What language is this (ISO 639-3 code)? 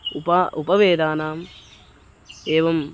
san